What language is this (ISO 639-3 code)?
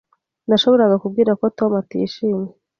kin